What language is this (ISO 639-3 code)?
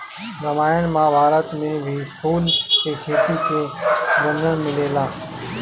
bho